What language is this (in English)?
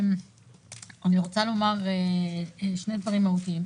Hebrew